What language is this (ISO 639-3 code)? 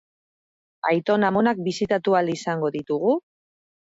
eus